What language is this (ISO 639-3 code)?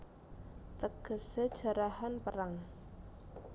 jav